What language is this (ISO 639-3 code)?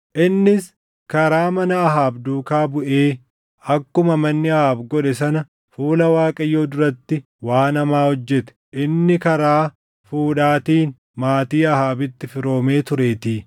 orm